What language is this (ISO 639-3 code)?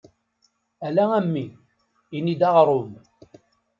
kab